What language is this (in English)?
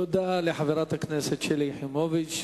Hebrew